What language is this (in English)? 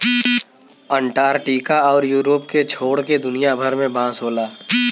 Bhojpuri